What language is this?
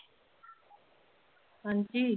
Punjabi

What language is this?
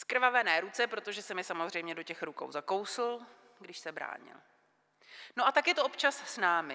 Czech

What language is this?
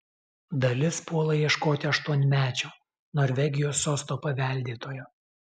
Lithuanian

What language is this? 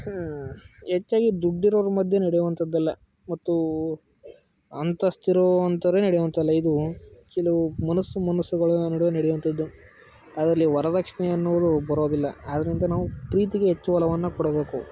Kannada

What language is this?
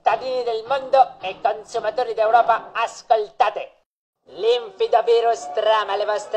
Italian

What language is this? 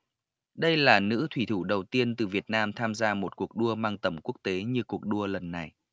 Vietnamese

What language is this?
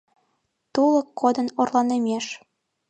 Mari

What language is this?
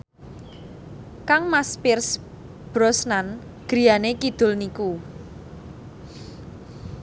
Javanese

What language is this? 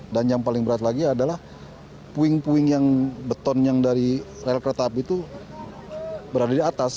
Indonesian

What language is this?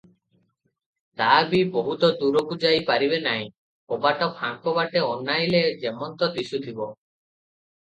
Odia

